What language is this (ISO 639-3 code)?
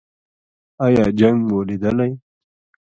pus